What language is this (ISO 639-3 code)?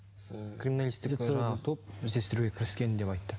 kaz